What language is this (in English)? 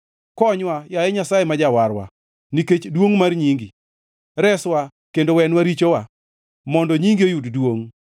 Luo (Kenya and Tanzania)